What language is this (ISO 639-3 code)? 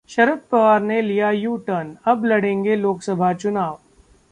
hin